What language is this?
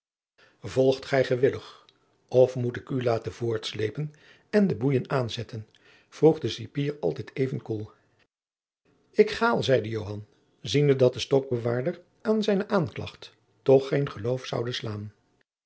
Dutch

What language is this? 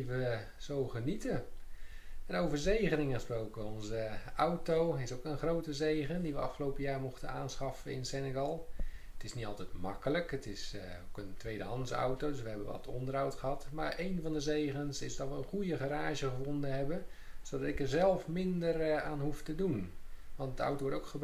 Dutch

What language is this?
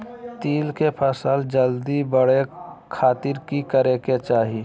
Magahi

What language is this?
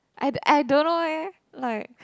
English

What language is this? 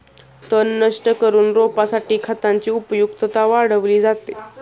Marathi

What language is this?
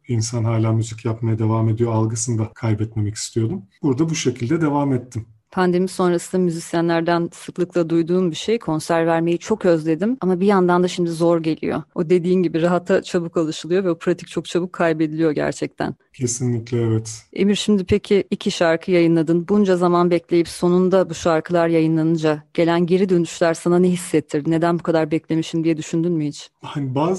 Turkish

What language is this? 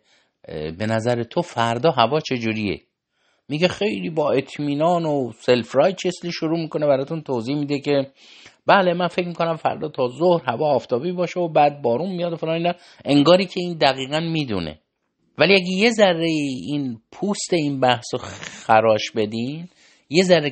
Persian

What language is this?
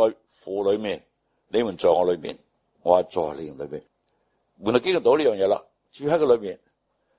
Chinese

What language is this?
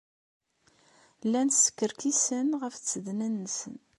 Kabyle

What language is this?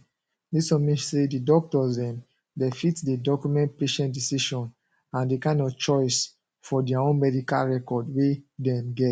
Nigerian Pidgin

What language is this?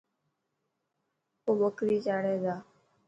Dhatki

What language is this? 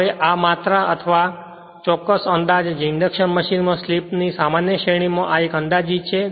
Gujarati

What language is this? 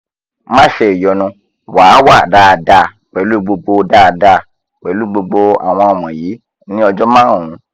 Yoruba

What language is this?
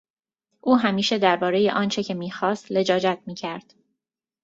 Persian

